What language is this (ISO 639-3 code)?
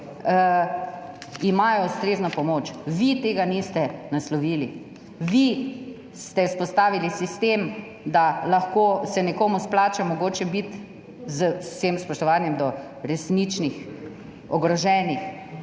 slv